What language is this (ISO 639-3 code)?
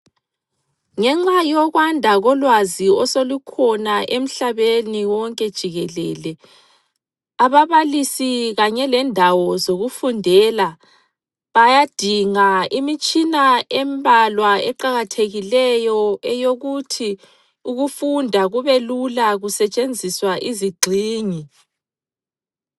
nde